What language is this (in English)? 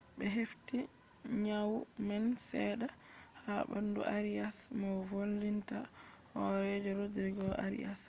Fula